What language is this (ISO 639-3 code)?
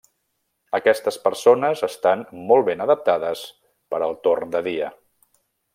cat